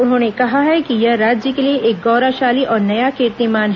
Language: Hindi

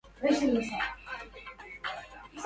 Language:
Arabic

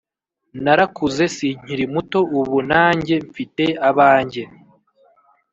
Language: Kinyarwanda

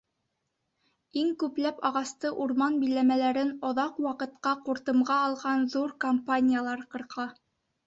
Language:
Bashkir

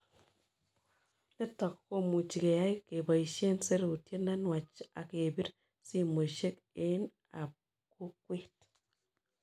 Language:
Kalenjin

